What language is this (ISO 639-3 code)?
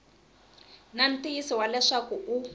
tso